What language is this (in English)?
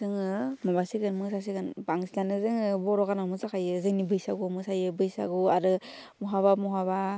Bodo